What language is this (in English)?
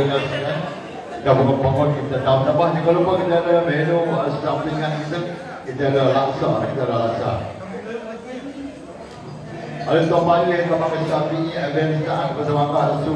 Malay